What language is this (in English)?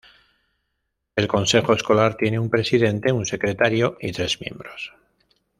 Spanish